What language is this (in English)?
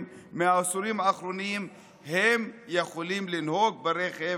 Hebrew